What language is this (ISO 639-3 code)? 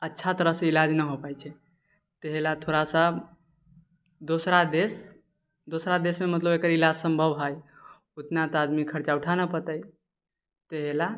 mai